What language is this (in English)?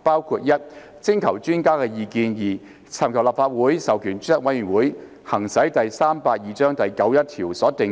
Cantonese